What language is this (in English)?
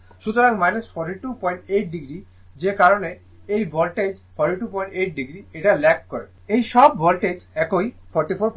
Bangla